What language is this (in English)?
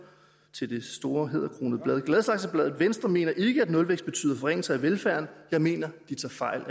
Danish